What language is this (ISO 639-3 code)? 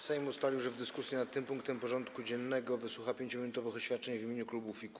pol